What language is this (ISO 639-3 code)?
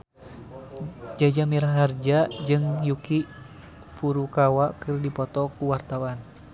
sun